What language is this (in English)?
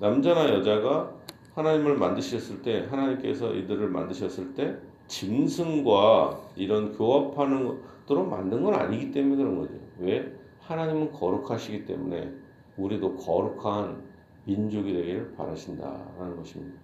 Korean